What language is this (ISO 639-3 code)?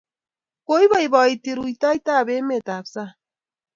kln